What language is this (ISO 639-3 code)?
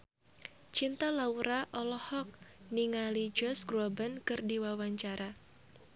sun